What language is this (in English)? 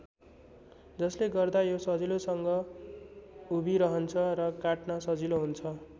Nepali